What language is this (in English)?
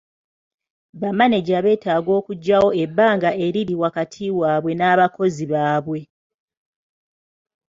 Ganda